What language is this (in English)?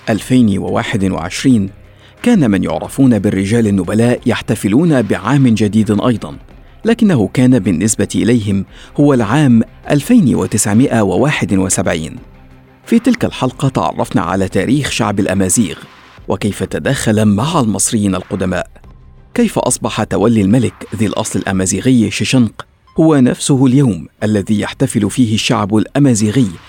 Arabic